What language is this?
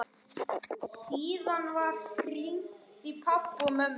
Icelandic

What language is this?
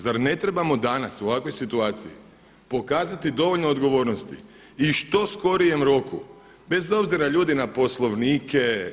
Croatian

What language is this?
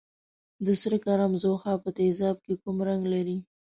Pashto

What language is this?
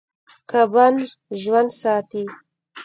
Pashto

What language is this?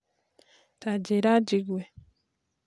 Kikuyu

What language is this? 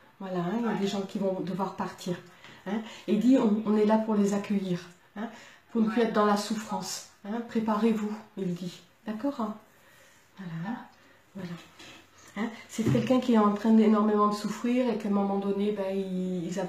French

